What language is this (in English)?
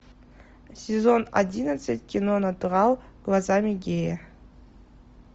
Russian